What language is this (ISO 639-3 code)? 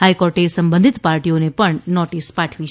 guj